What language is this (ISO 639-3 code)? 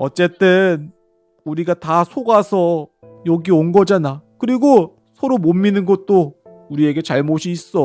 kor